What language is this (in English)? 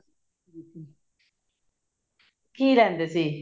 Punjabi